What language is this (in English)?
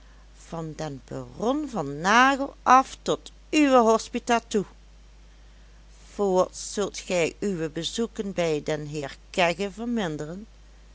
Dutch